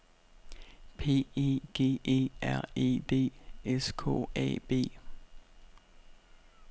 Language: Danish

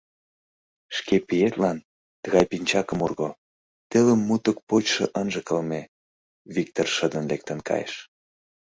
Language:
Mari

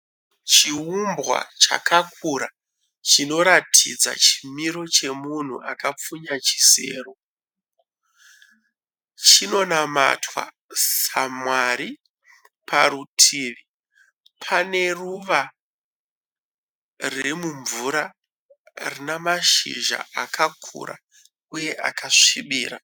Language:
Shona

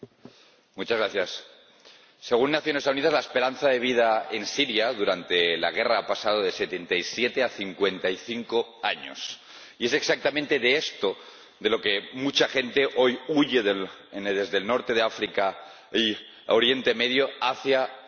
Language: Spanish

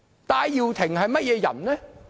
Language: Cantonese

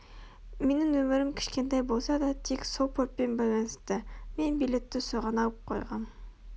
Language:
Kazakh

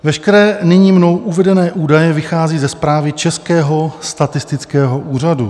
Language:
Czech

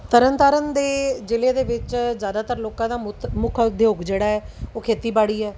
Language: Punjabi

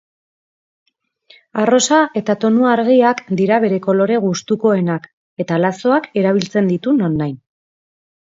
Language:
Basque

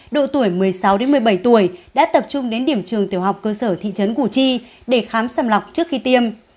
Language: Vietnamese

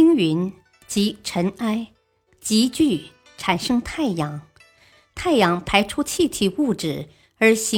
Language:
Chinese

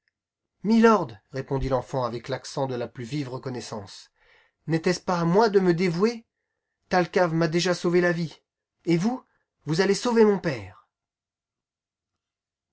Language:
French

